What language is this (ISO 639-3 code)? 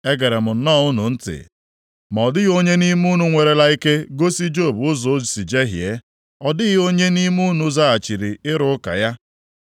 ibo